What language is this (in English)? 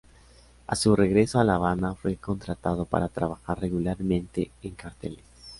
Spanish